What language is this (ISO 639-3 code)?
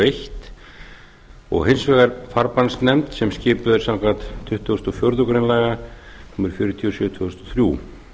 isl